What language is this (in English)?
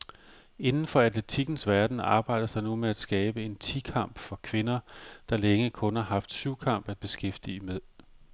Danish